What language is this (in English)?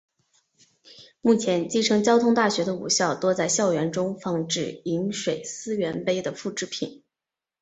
Chinese